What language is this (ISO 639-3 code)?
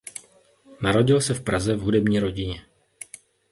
ces